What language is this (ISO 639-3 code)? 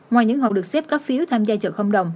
vie